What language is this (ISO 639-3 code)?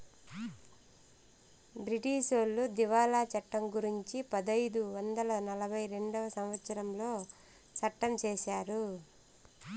tel